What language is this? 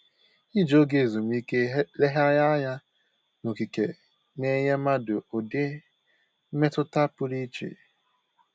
Igbo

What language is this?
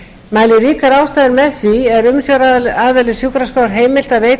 Icelandic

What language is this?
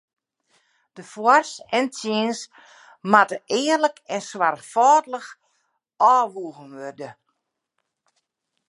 Western Frisian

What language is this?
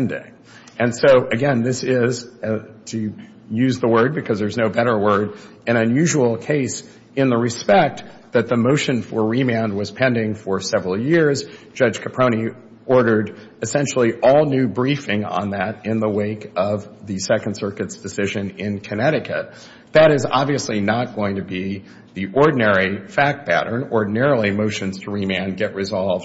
English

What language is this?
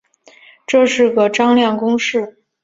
Chinese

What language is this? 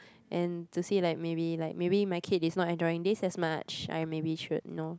English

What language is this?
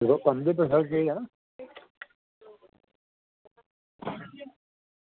Dogri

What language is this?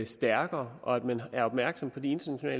Danish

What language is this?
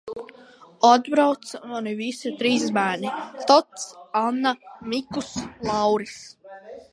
Latvian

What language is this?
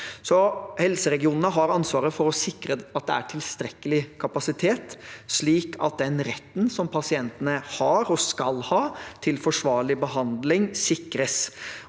Norwegian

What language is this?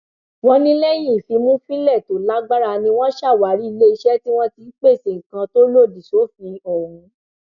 Yoruba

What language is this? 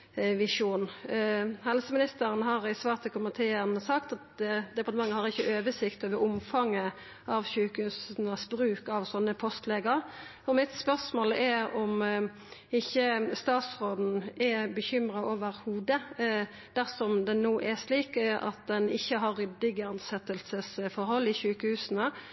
Norwegian Nynorsk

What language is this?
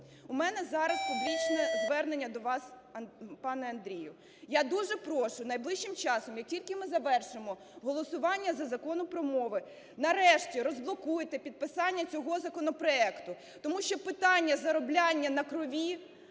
Ukrainian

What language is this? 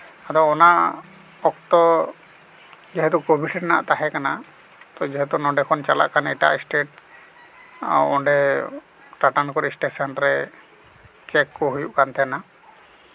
Santali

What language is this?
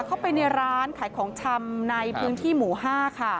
Thai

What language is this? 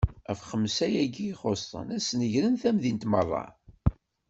Kabyle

